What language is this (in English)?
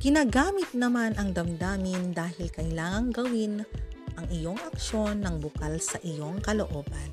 Filipino